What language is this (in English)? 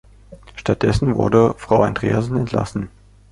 German